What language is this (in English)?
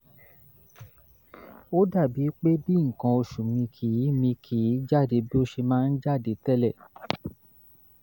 Yoruba